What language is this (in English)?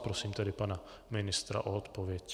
Czech